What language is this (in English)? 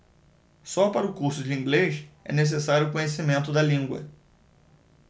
Portuguese